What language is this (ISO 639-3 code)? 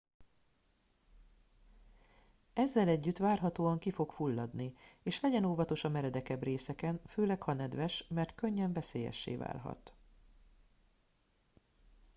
hun